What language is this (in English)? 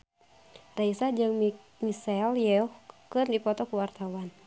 Sundanese